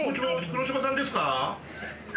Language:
Japanese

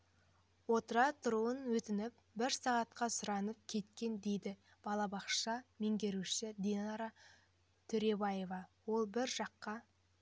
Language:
Kazakh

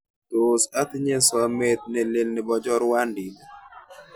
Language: Kalenjin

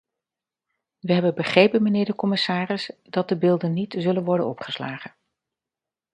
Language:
Dutch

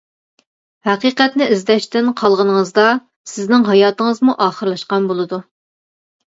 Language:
Uyghur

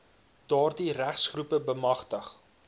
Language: Afrikaans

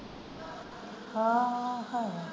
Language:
Punjabi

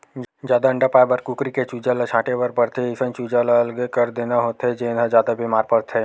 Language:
Chhattisgarhi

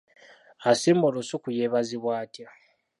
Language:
Ganda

